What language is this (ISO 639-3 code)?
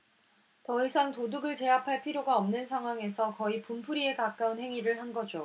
kor